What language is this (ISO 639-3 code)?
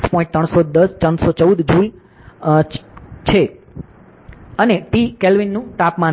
guj